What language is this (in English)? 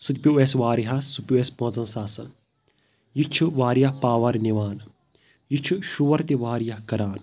Kashmiri